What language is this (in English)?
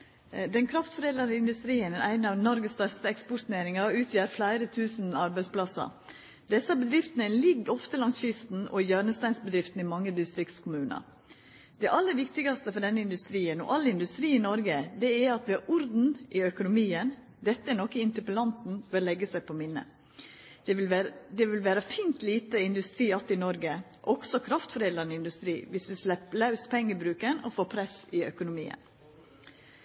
Norwegian Nynorsk